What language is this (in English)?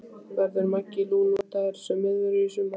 Icelandic